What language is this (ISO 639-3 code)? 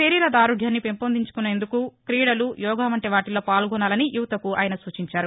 tel